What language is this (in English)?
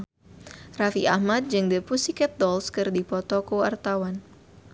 Sundanese